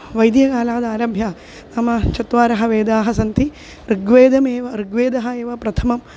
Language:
Sanskrit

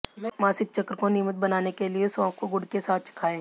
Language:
Hindi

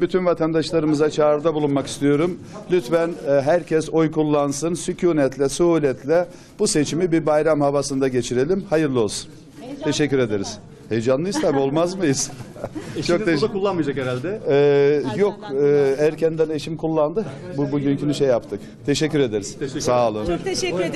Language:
Turkish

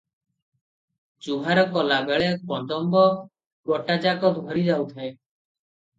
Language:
Odia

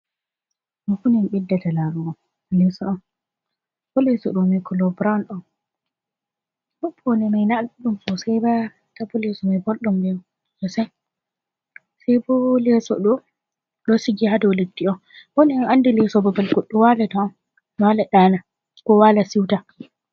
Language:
Fula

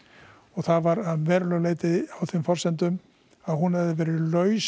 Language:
Icelandic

